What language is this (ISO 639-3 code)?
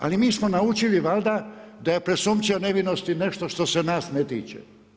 hrv